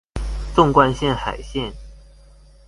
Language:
Chinese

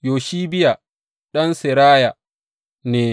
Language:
Hausa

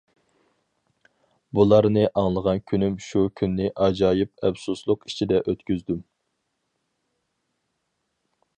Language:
Uyghur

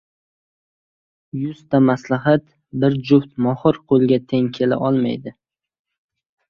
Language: Uzbek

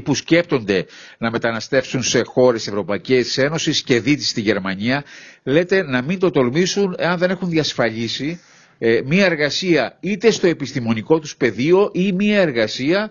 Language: Greek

